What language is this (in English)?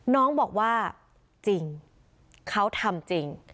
Thai